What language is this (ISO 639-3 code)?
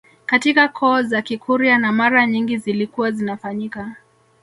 swa